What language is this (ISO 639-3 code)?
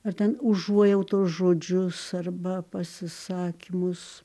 lit